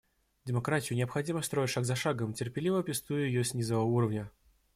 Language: Russian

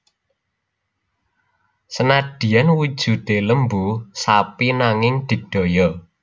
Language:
Javanese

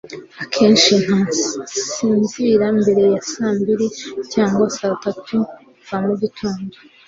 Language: Kinyarwanda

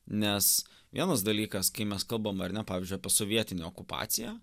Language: Lithuanian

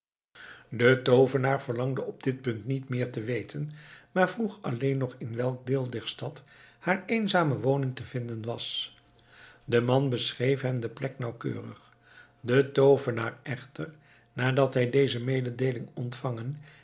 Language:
Dutch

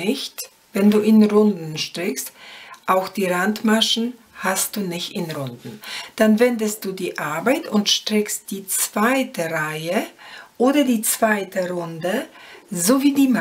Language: German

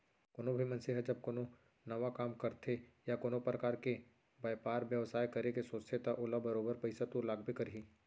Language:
Chhattisgarhi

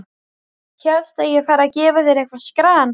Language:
Icelandic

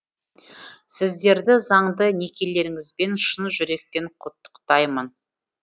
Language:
Kazakh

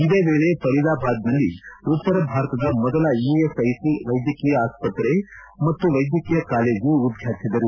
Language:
Kannada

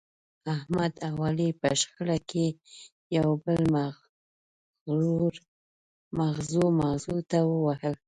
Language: Pashto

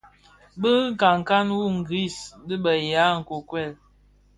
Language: Bafia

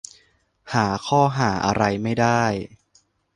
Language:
Thai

